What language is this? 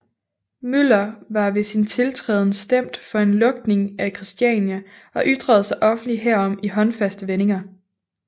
Danish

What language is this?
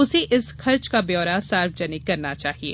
Hindi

